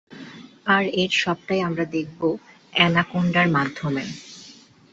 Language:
Bangla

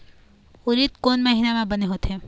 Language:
Chhattisgarhi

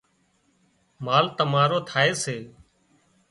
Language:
Wadiyara Koli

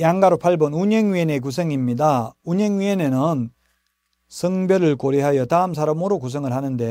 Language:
Korean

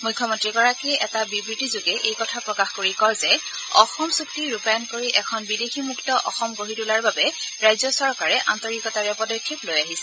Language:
Assamese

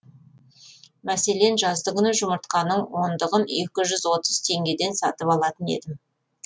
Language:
Kazakh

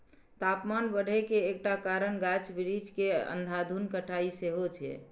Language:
Maithili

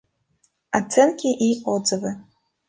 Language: Russian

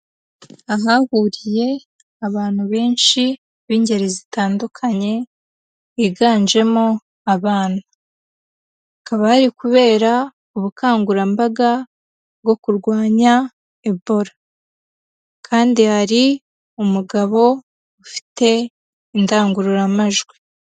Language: Kinyarwanda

